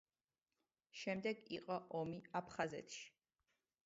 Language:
Georgian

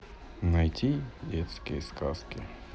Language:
Russian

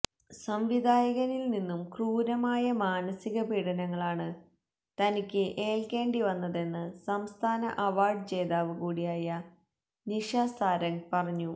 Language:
Malayalam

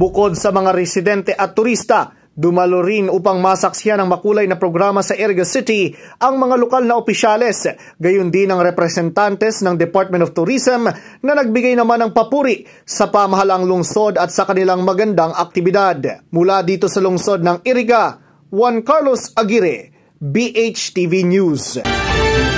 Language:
Filipino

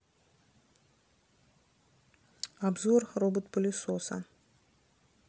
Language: Russian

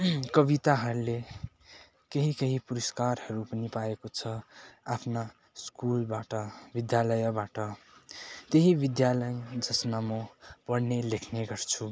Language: Nepali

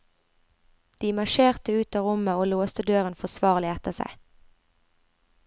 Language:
Norwegian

